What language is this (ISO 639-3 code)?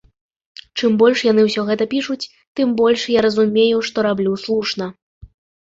bel